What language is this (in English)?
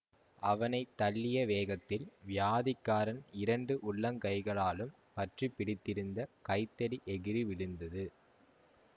Tamil